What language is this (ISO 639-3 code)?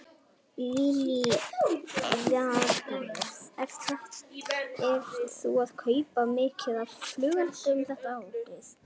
isl